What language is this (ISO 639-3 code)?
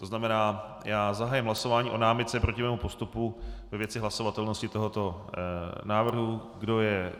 ces